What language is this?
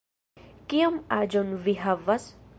Esperanto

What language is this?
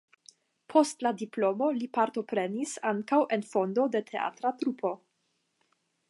Esperanto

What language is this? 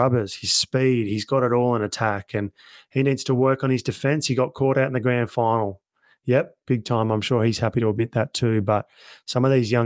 English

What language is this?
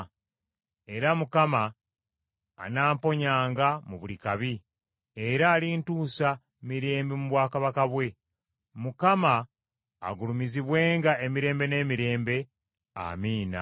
Ganda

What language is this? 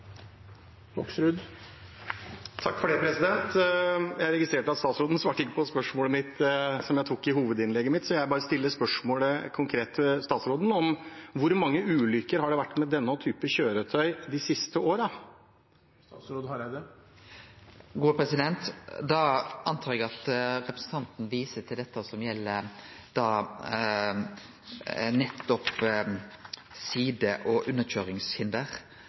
Norwegian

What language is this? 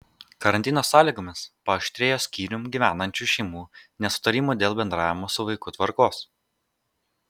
Lithuanian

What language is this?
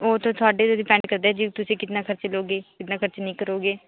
Punjabi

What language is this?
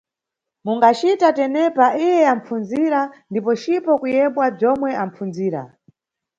Nyungwe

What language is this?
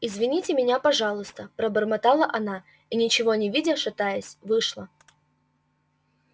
Russian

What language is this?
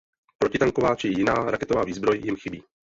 Czech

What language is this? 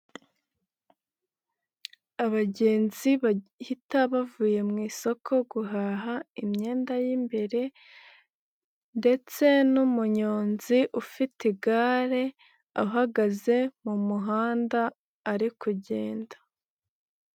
Kinyarwanda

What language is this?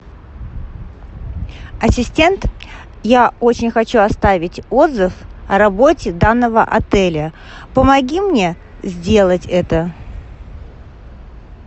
Russian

